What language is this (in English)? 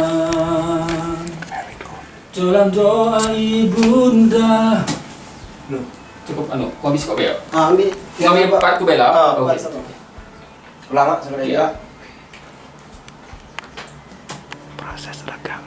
Indonesian